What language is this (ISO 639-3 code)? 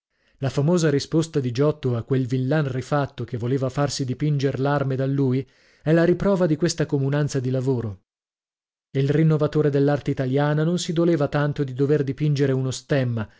ita